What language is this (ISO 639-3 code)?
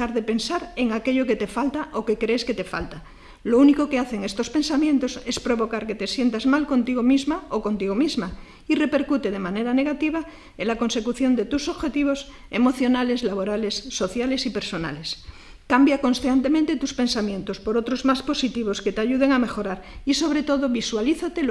spa